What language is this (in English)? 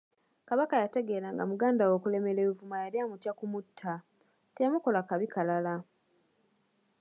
Ganda